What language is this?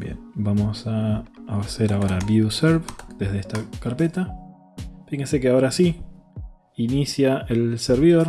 Spanish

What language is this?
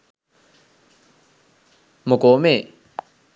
Sinhala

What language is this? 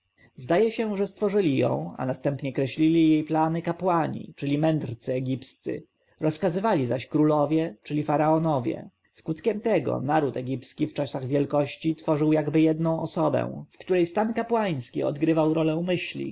Polish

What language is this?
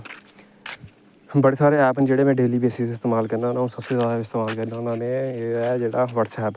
Dogri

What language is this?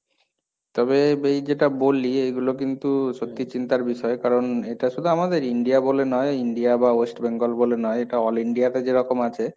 Bangla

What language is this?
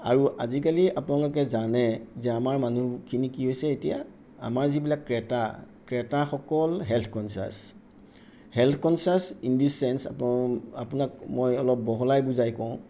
Assamese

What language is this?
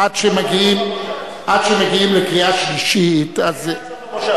Hebrew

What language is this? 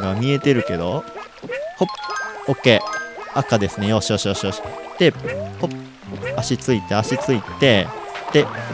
Japanese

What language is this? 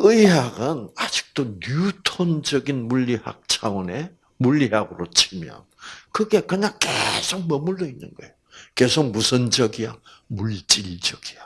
Korean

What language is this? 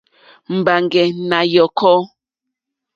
Mokpwe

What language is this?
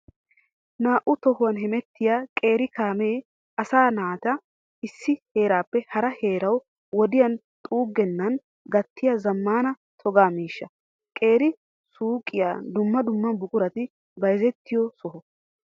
Wolaytta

